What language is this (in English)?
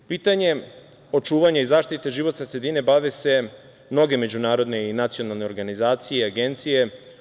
Serbian